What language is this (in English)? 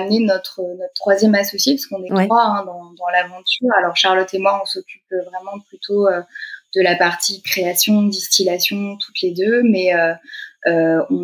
French